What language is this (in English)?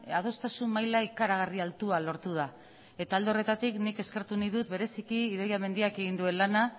Basque